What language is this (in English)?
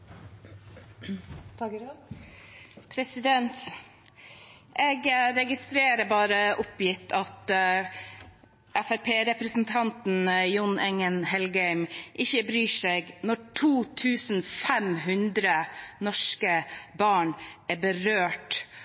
Norwegian Bokmål